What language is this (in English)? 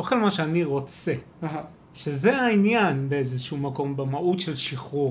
Hebrew